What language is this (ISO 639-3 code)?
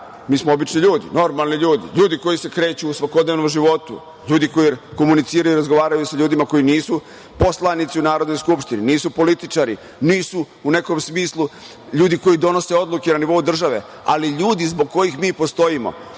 srp